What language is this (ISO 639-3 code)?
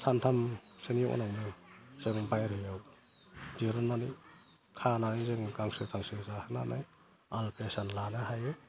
brx